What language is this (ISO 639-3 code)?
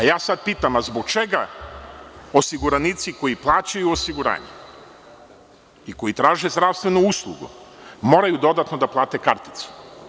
srp